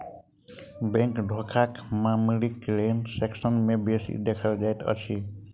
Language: Maithili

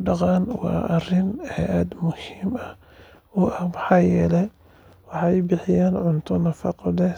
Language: Somali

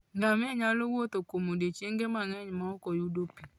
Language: Luo (Kenya and Tanzania)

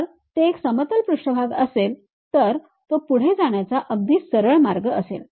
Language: Marathi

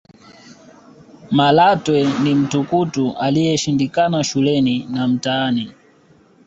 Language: Swahili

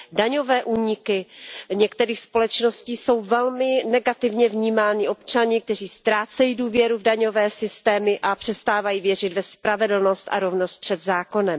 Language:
Czech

